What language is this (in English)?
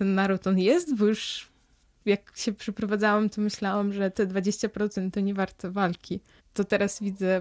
Polish